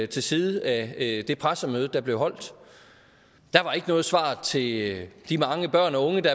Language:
Danish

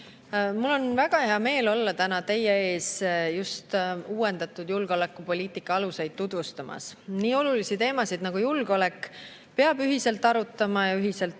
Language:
Estonian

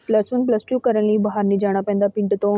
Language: Punjabi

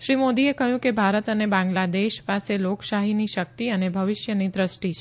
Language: Gujarati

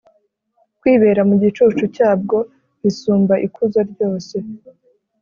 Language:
Kinyarwanda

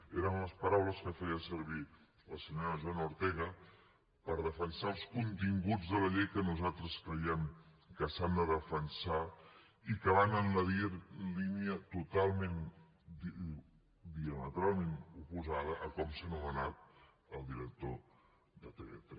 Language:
Catalan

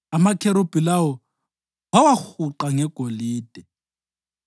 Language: North Ndebele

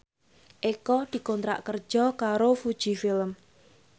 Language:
Javanese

